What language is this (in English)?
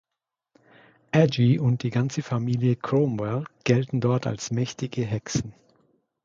German